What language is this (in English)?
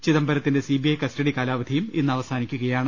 Malayalam